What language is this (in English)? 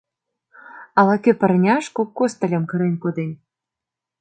Mari